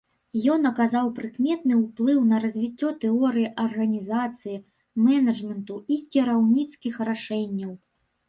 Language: Belarusian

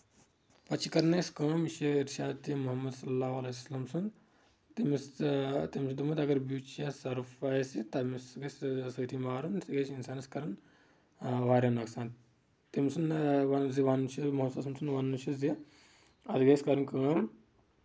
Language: Kashmiri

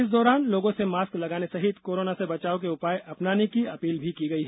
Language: Hindi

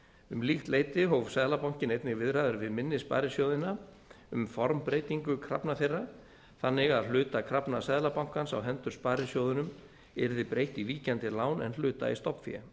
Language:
Icelandic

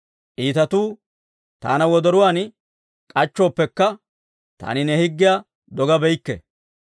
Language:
Dawro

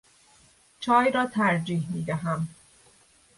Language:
Persian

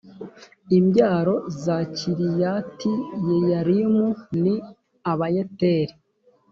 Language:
Kinyarwanda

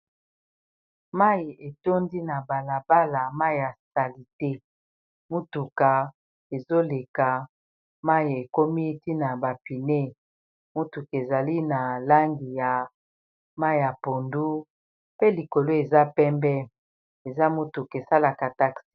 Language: Lingala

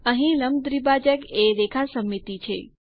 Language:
Gujarati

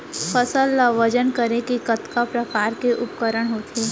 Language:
Chhattisgarhi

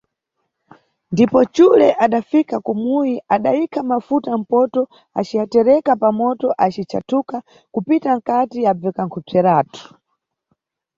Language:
Nyungwe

